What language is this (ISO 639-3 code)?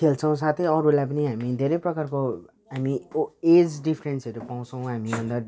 nep